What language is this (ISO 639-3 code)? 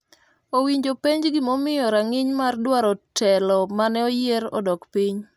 luo